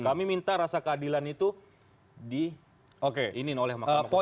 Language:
Indonesian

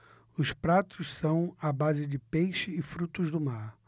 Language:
Portuguese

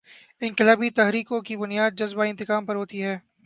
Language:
Urdu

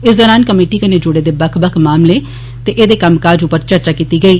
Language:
Dogri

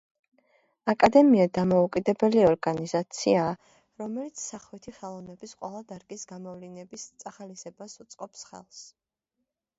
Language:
Georgian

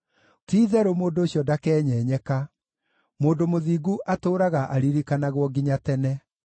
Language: Kikuyu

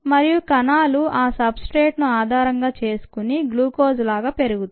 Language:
Telugu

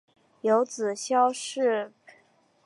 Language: Chinese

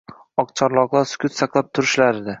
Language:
Uzbek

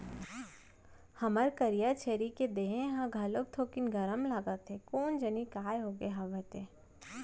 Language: Chhattisgarhi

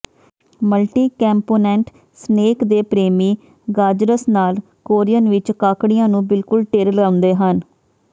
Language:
Punjabi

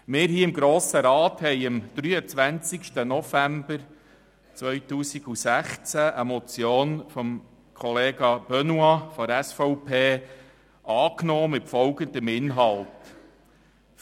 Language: Swiss German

